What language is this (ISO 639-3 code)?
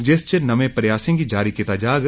doi